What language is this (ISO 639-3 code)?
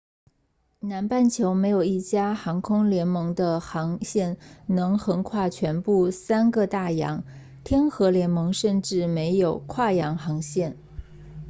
zho